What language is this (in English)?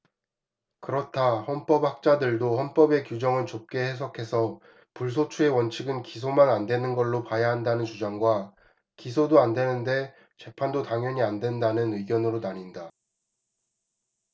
Korean